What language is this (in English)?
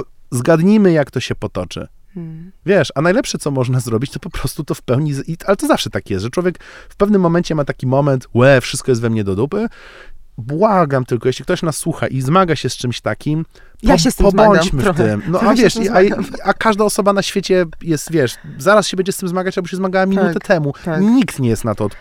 Polish